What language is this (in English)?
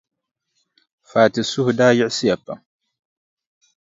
Dagbani